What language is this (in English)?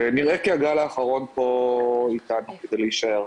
Hebrew